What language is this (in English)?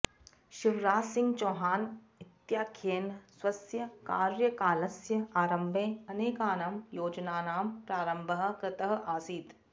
Sanskrit